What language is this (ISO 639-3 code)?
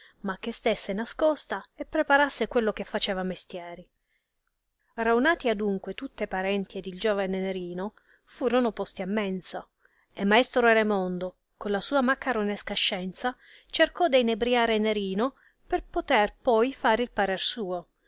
ita